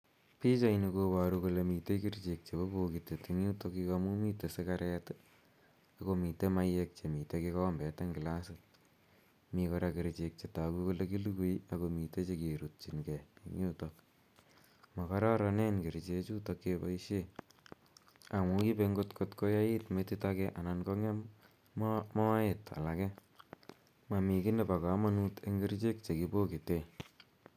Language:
Kalenjin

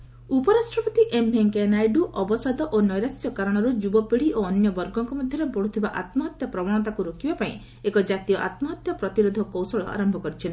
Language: Odia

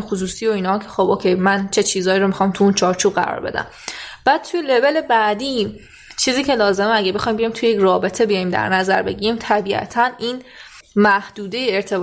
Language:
Persian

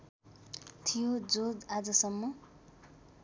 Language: Nepali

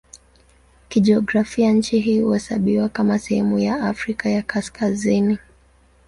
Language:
Swahili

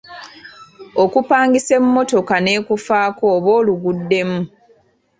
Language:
Ganda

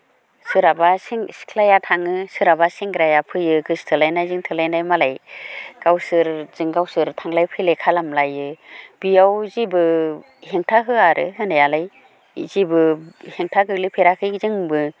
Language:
Bodo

